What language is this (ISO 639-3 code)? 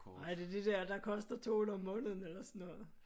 dan